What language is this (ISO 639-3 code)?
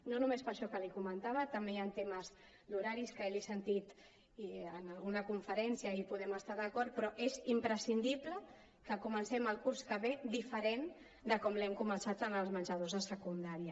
cat